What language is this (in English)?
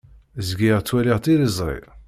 Kabyle